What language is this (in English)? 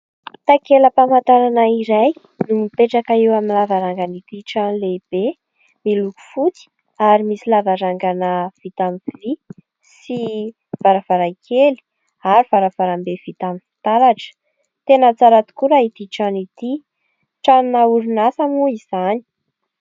Malagasy